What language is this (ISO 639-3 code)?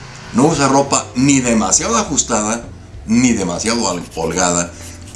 spa